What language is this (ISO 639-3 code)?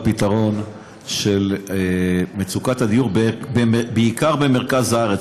heb